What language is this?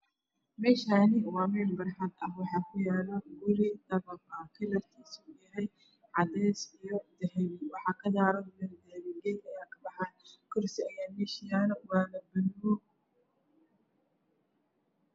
Somali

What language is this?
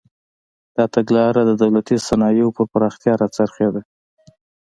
Pashto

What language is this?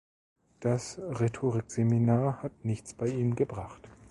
German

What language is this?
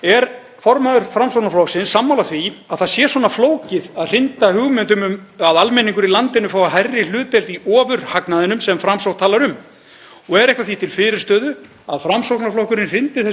Icelandic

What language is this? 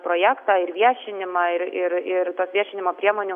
Lithuanian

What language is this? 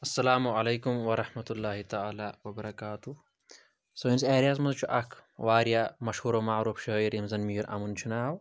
Kashmiri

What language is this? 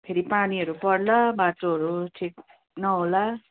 Nepali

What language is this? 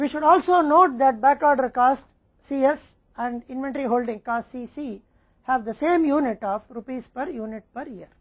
Hindi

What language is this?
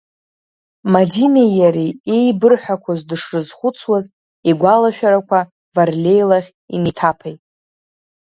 Abkhazian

